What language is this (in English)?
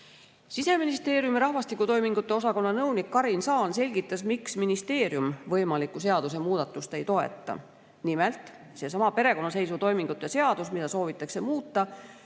Estonian